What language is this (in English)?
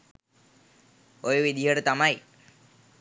Sinhala